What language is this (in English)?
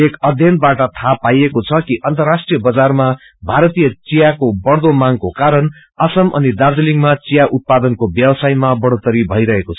Nepali